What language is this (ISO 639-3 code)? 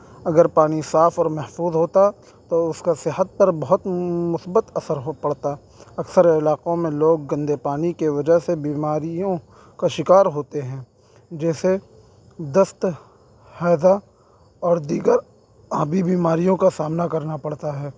urd